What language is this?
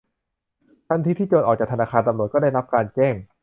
Thai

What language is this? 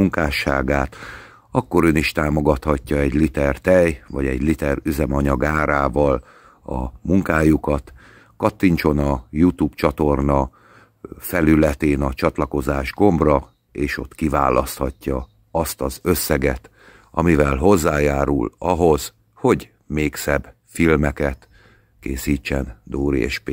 Hungarian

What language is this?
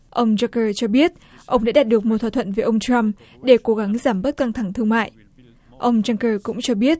Vietnamese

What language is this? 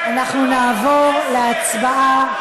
Hebrew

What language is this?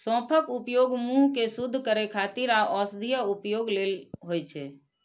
Maithili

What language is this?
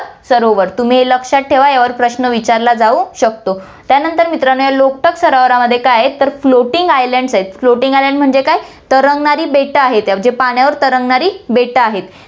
Marathi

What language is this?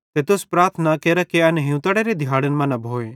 Bhadrawahi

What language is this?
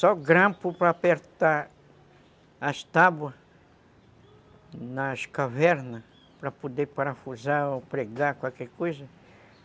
Portuguese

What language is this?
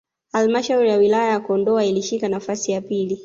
Swahili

